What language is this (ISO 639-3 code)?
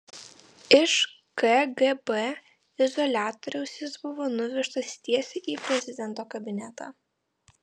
lit